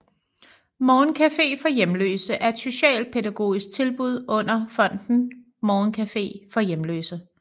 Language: Danish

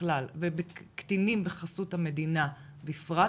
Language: Hebrew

